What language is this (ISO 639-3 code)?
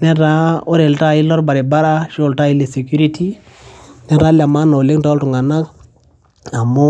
mas